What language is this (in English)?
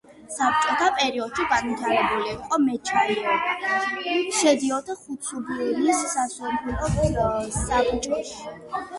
Georgian